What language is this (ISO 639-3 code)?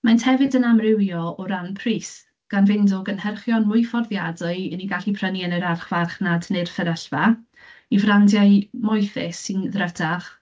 cym